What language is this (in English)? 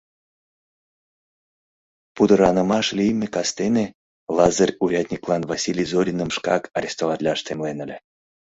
Mari